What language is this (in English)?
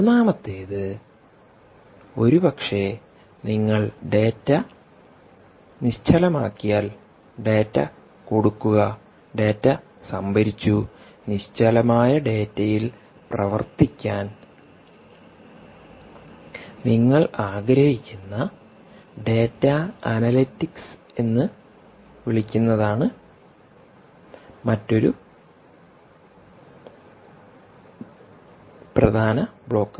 Malayalam